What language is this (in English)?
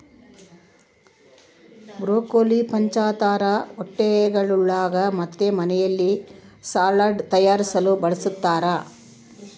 Kannada